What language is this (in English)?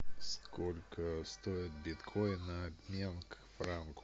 Russian